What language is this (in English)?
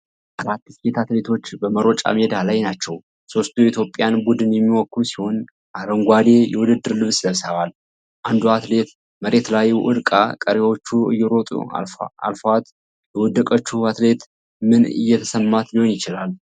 Amharic